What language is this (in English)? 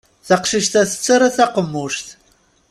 Kabyle